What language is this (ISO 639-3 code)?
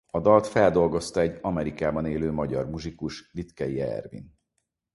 hun